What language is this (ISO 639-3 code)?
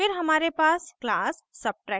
hin